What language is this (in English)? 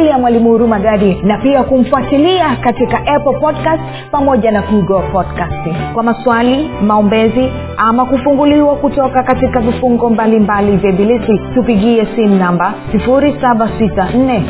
Swahili